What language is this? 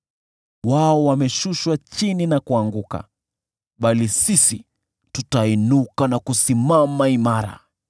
Swahili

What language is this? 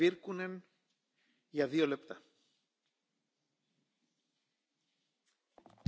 Finnish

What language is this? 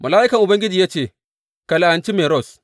Hausa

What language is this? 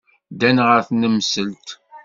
Kabyle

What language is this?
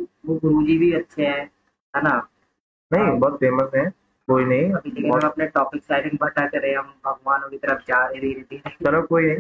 Hindi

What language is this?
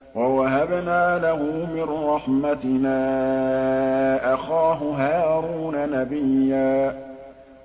Arabic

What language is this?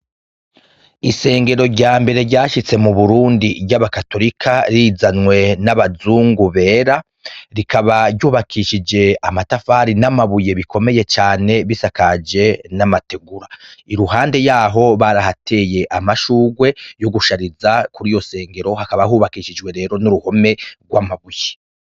Rundi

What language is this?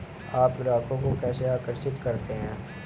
Hindi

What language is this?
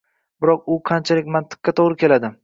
Uzbek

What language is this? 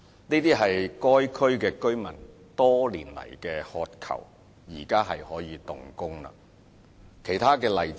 Cantonese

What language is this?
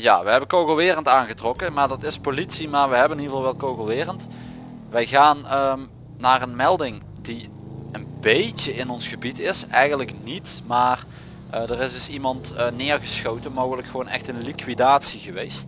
Dutch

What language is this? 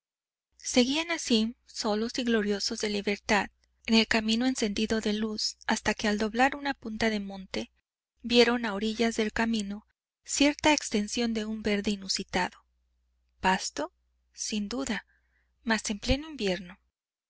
Spanish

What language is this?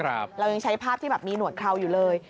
Thai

